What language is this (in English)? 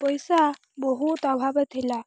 Odia